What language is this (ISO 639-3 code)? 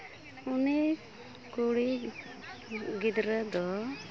sat